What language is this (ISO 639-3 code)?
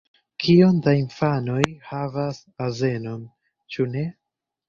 epo